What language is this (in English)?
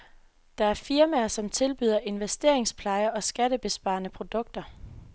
Danish